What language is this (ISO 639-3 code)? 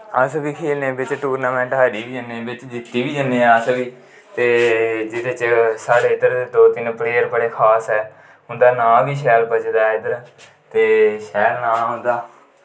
doi